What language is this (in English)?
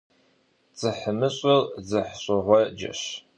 Kabardian